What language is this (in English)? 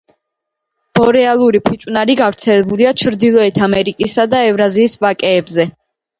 Georgian